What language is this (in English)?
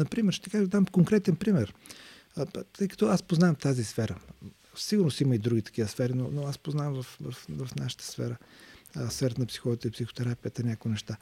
Bulgarian